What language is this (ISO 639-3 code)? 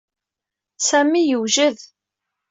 kab